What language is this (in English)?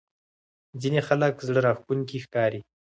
Pashto